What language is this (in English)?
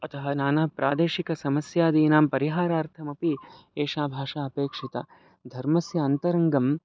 Sanskrit